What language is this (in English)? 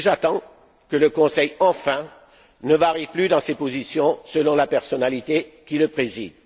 French